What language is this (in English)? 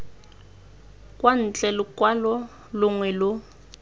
Tswana